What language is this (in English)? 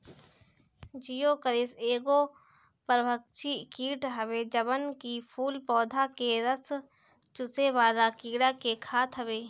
Bhojpuri